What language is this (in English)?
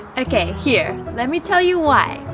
English